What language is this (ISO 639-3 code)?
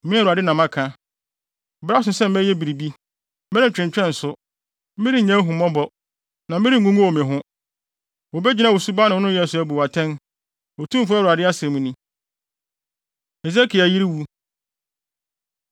aka